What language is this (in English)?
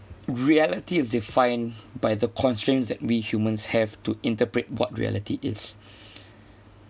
English